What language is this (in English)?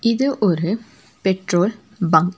Tamil